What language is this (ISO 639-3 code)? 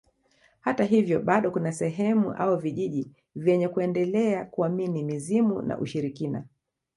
swa